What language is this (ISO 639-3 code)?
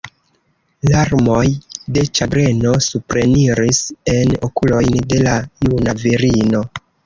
epo